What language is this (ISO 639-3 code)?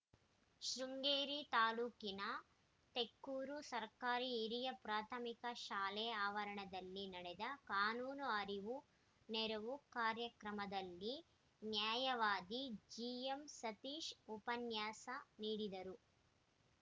kan